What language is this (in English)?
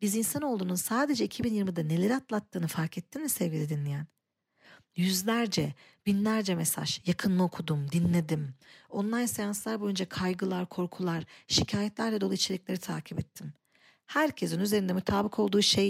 Turkish